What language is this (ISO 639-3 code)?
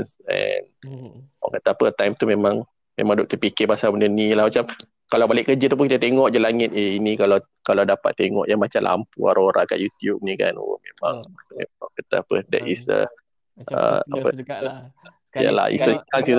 msa